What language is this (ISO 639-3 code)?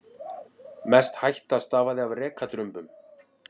isl